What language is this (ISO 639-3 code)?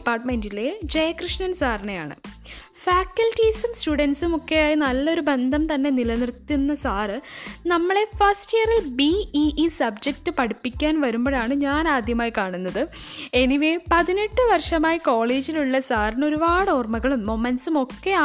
mal